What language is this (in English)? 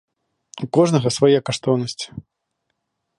Belarusian